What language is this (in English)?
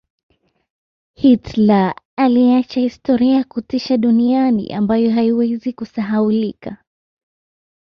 Swahili